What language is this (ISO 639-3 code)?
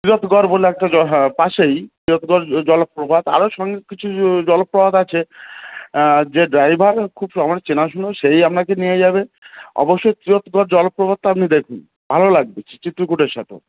ben